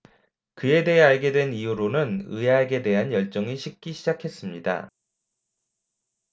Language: Korean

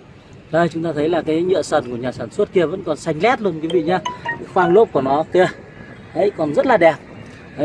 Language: Vietnamese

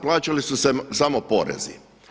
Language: Croatian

